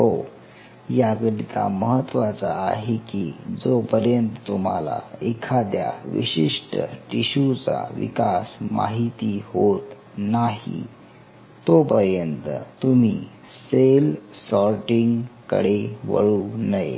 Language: Marathi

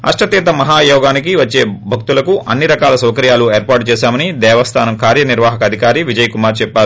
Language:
Telugu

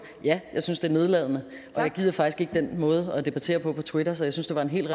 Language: Danish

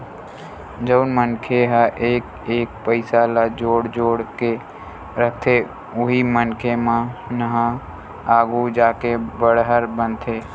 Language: Chhattisgarhi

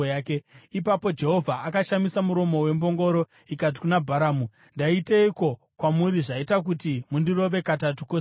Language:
Shona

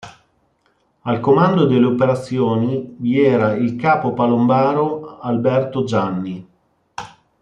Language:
Italian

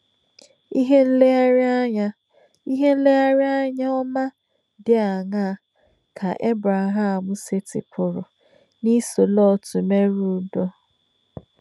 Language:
Igbo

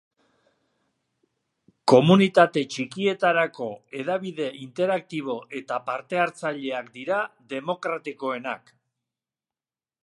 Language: Basque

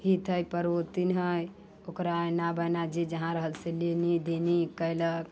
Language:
Maithili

